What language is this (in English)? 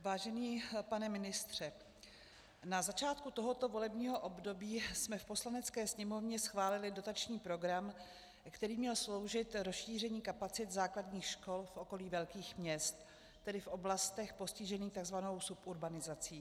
Czech